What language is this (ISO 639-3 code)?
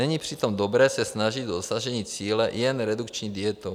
ces